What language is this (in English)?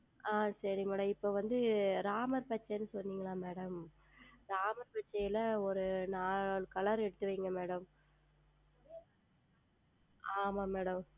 Tamil